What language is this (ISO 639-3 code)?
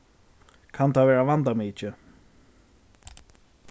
fao